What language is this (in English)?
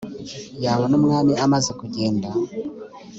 Kinyarwanda